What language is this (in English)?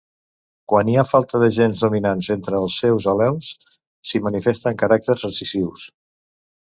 Catalan